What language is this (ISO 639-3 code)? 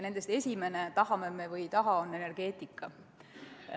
est